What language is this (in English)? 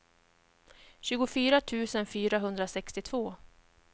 Swedish